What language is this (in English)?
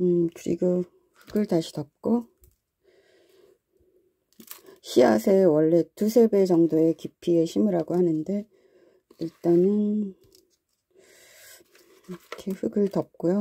Korean